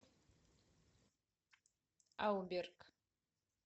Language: Russian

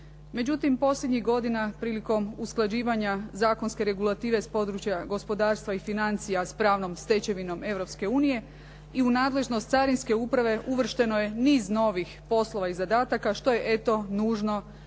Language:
Croatian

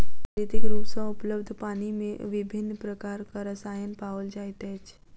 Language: Maithili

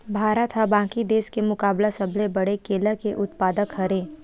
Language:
Chhattisgarhi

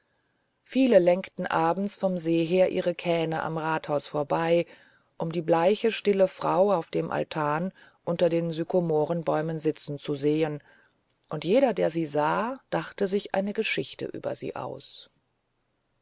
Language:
German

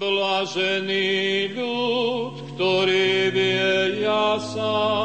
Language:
Slovak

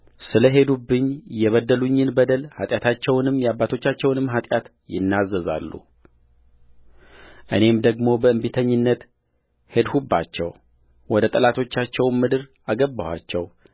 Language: Amharic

